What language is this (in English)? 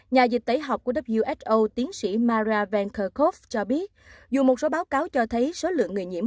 Vietnamese